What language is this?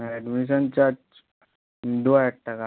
Bangla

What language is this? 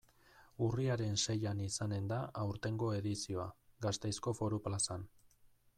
Basque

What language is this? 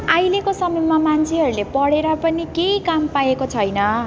Nepali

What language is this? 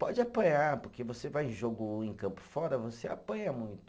Portuguese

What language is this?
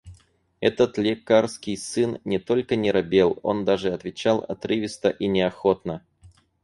Russian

